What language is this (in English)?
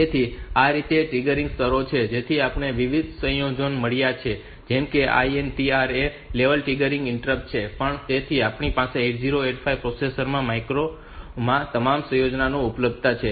Gujarati